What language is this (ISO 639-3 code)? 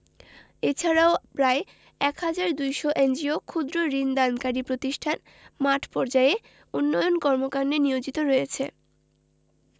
ben